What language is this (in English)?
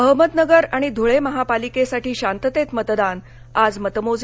Marathi